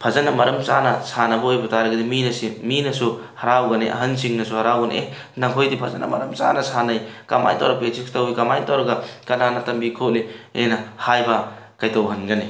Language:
Manipuri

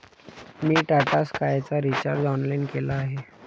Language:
Marathi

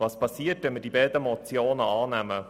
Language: Swiss German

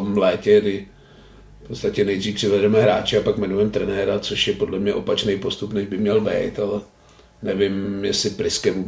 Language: Czech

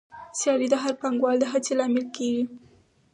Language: Pashto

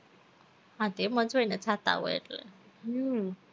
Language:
Gujarati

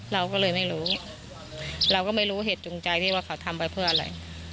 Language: Thai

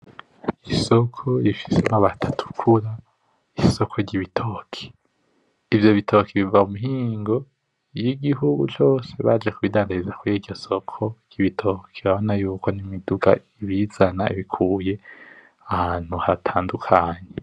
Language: Rundi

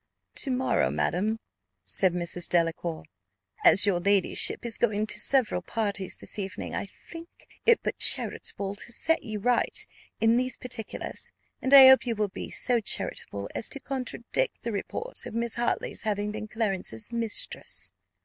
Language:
English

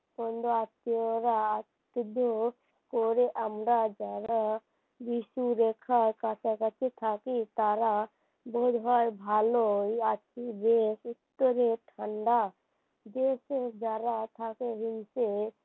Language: Bangla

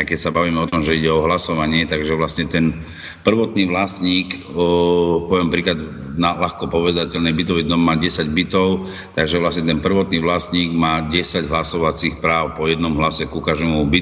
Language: Slovak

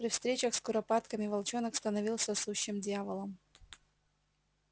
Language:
Russian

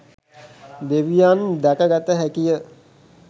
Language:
Sinhala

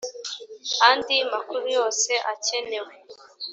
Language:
Kinyarwanda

